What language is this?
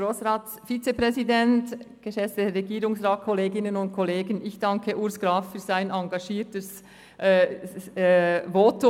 Swiss German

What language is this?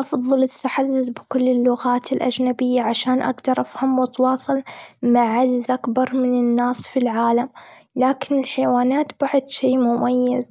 Gulf Arabic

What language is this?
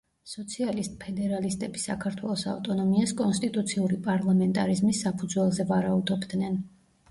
Georgian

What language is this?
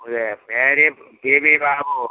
Malayalam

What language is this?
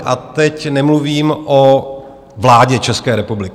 Czech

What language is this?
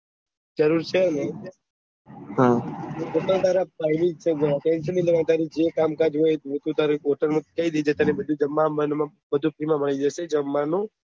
Gujarati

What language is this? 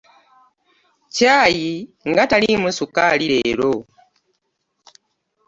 Ganda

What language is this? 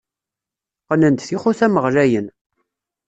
Kabyle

